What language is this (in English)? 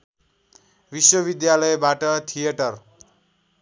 Nepali